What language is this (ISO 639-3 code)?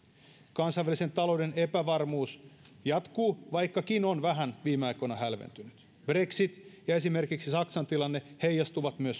fin